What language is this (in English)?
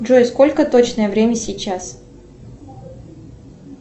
Russian